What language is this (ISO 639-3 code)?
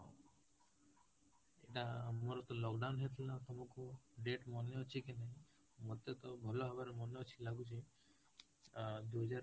ori